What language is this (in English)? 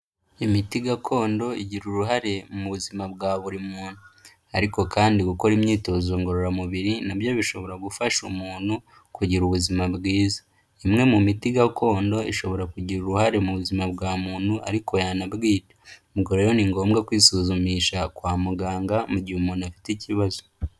Kinyarwanda